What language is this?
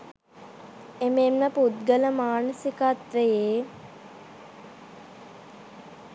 Sinhala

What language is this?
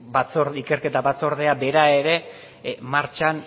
Basque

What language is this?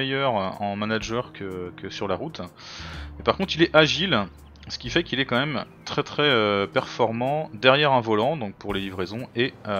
French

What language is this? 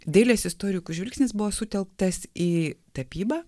Lithuanian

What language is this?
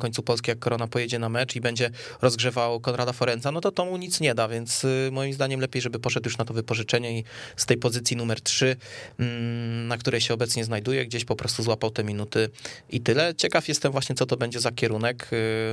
Polish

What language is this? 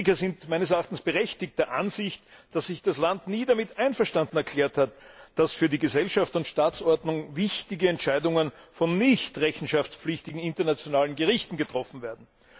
German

